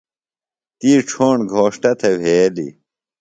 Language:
Phalura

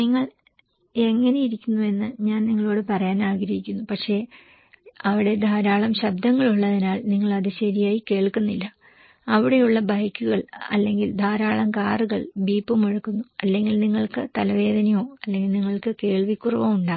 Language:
Malayalam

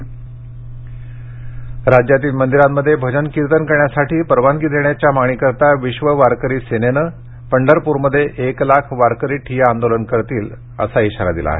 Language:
Marathi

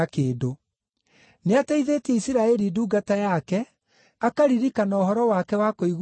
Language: Kikuyu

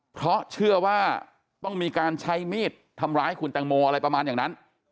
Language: Thai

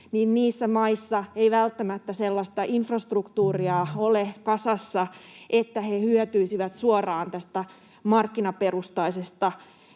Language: Finnish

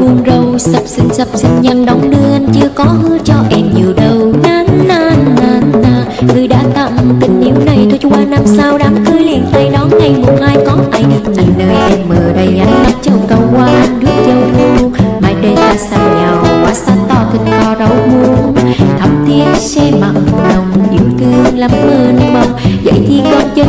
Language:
Thai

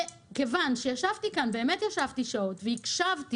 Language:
Hebrew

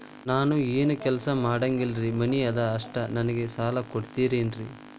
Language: Kannada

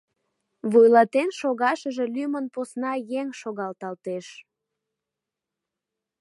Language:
Mari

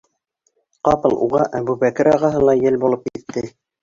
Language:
Bashkir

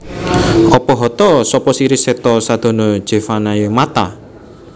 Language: Javanese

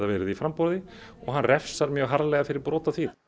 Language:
Icelandic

